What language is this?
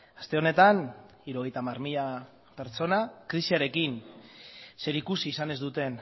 Basque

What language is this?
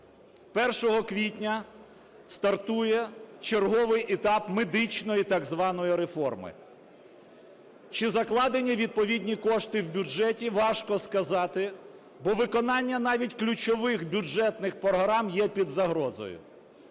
Ukrainian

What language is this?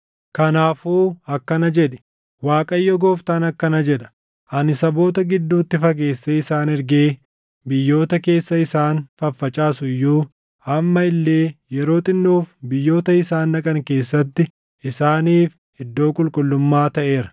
Oromo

